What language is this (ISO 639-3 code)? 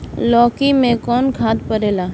bho